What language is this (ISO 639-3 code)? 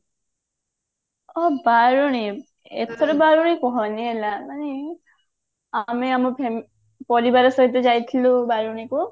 ori